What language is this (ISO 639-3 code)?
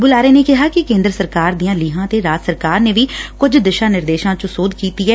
pan